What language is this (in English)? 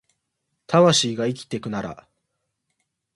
Japanese